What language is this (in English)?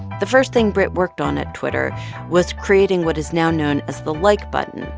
English